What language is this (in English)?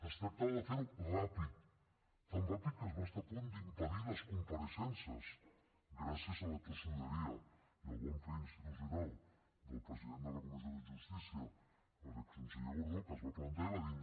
Catalan